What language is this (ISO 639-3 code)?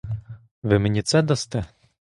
ukr